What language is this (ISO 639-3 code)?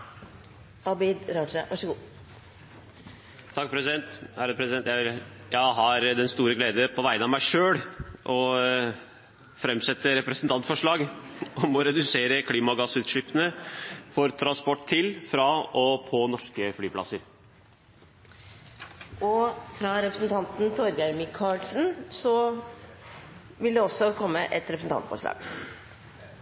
nor